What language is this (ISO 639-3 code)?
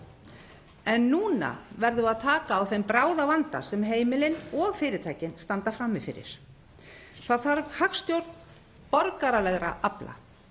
isl